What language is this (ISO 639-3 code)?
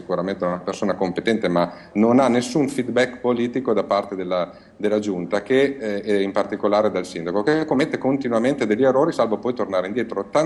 ita